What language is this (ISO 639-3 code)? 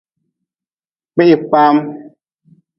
nmz